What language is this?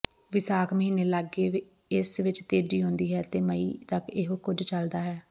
Punjabi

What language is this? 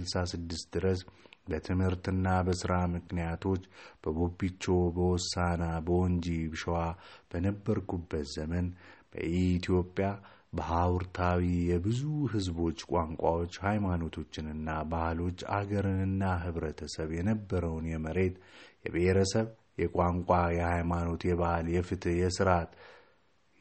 Amharic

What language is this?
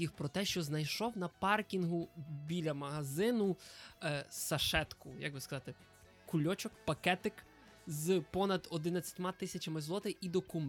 Ukrainian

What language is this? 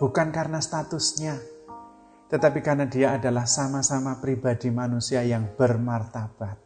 Indonesian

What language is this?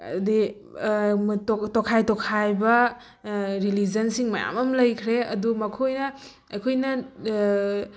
Manipuri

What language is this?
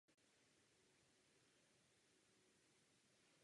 Czech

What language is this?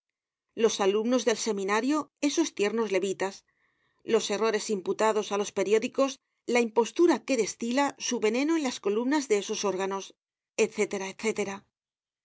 Spanish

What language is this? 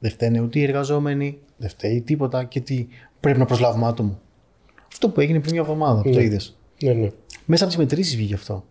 Greek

